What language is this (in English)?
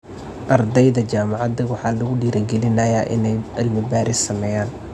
Somali